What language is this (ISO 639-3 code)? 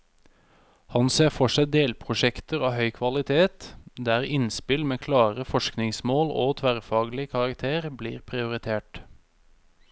nor